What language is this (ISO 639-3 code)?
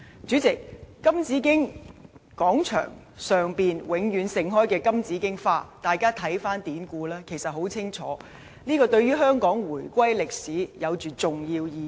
yue